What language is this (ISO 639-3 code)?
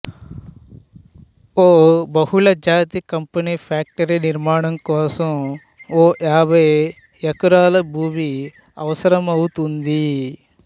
tel